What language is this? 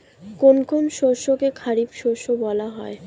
Bangla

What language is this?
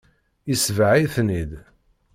Kabyle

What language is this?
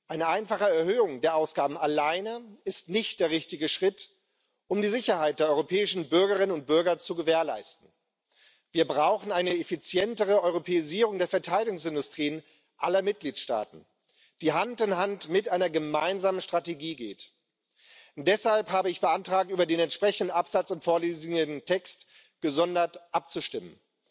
German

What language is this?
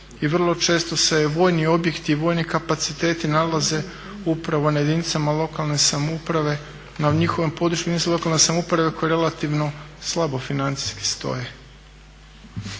Croatian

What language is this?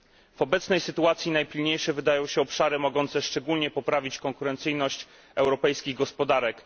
Polish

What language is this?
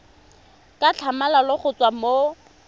Tswana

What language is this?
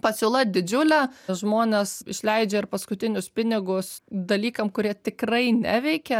Lithuanian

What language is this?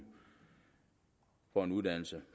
Danish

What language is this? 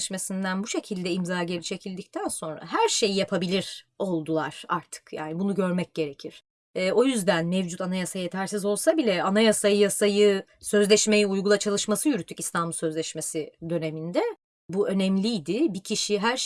Turkish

